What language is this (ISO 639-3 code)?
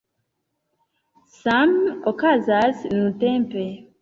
epo